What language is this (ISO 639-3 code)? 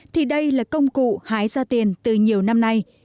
vie